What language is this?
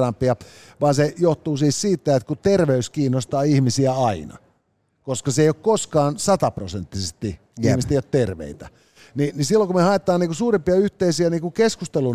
Finnish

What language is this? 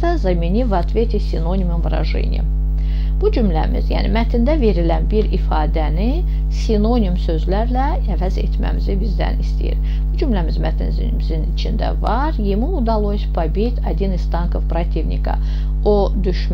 Russian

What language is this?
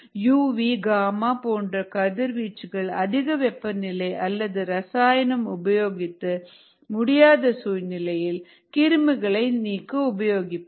Tamil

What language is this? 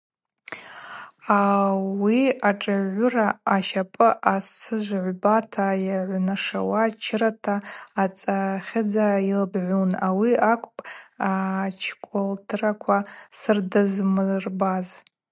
Abaza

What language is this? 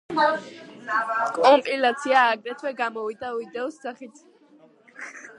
Georgian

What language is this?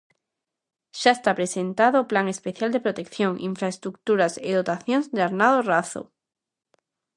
Galician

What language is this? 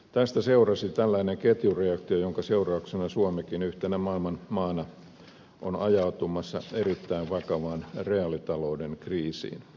Finnish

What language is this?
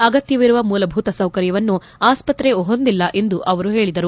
Kannada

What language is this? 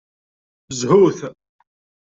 Kabyle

